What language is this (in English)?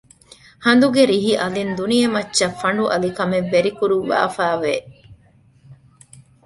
Divehi